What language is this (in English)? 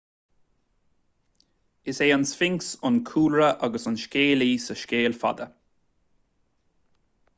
Irish